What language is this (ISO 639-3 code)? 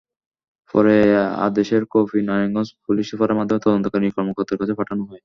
ben